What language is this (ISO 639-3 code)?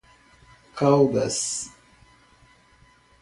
por